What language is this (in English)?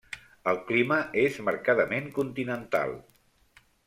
Catalan